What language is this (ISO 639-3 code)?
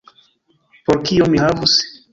epo